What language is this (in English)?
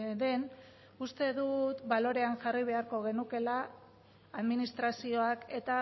Basque